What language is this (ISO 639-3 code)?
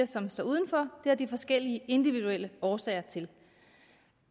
dan